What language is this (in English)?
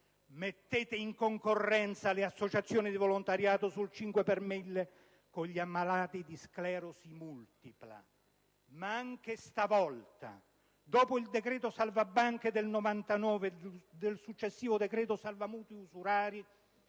Italian